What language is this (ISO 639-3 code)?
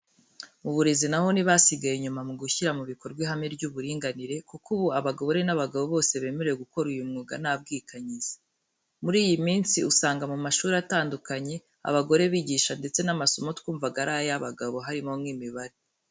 kin